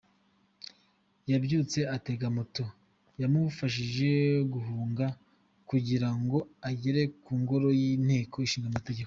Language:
Kinyarwanda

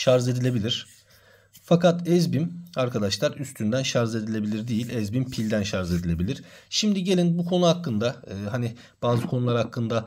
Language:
Turkish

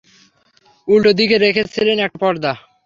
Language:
Bangla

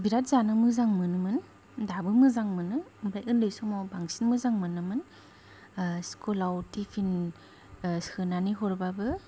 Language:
Bodo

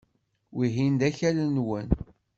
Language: Kabyle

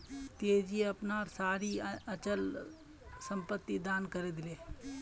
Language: Magahi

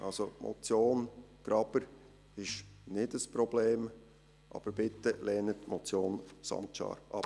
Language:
Swiss German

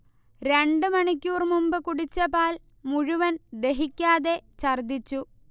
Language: Malayalam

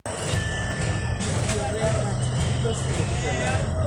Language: Masai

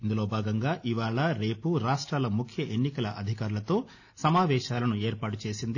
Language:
Telugu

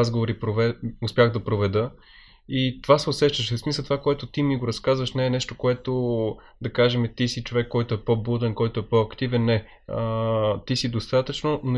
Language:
Bulgarian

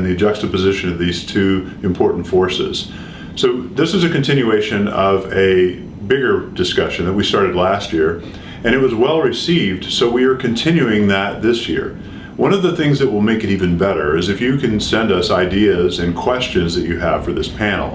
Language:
English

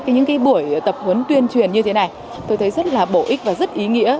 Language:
Vietnamese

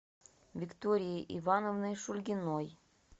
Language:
Russian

